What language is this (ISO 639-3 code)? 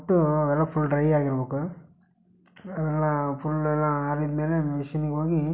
kan